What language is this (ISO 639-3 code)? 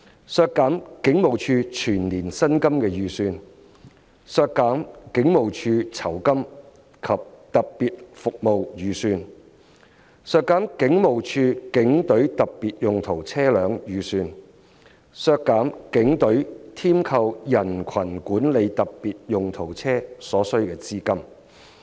yue